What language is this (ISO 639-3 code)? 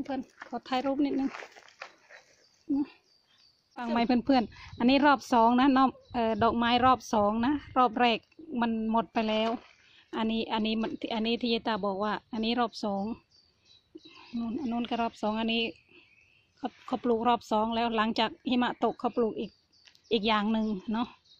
tha